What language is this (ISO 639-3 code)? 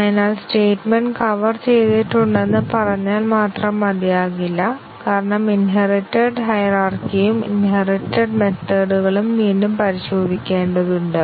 mal